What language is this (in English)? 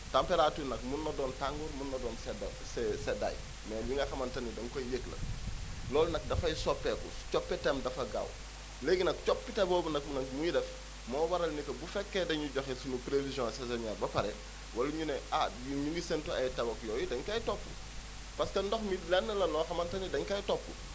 Wolof